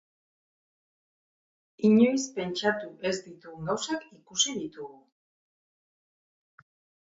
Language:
Basque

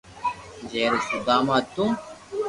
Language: Loarki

